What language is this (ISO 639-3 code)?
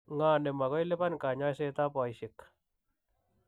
kln